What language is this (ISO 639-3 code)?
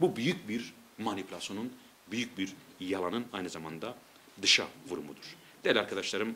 tur